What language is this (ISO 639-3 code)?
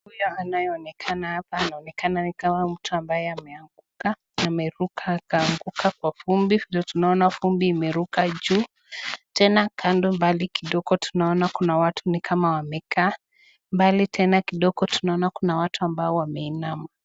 swa